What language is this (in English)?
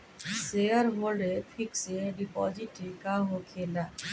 Bhojpuri